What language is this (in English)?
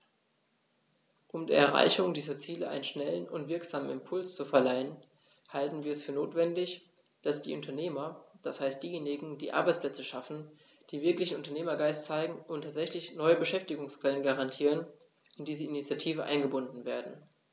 German